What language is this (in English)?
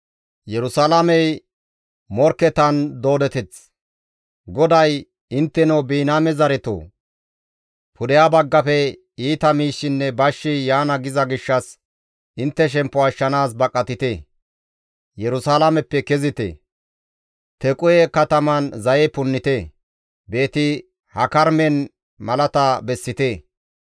Gamo